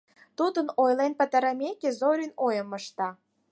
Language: Mari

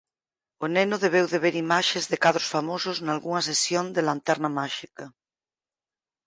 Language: Galician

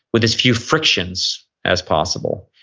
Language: English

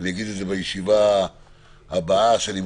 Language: Hebrew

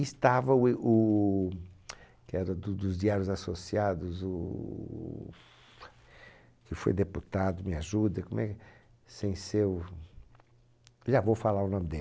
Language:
Portuguese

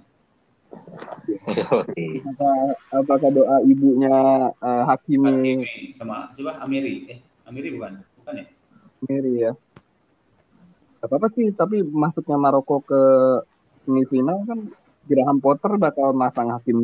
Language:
Indonesian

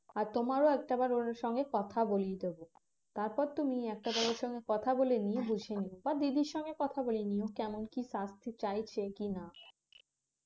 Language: Bangla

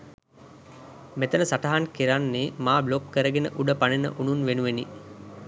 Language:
Sinhala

